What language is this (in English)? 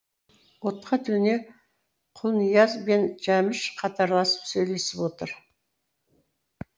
Kazakh